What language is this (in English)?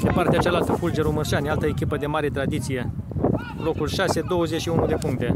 Romanian